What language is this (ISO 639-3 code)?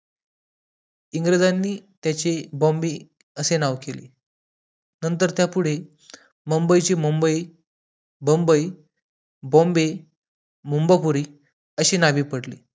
mar